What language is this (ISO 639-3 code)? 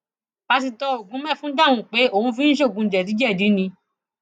yor